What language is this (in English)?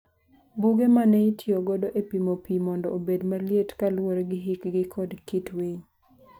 Luo (Kenya and Tanzania)